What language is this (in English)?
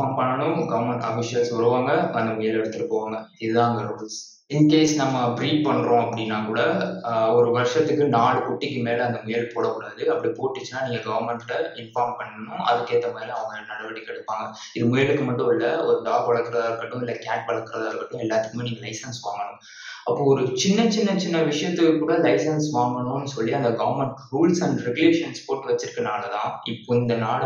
Tamil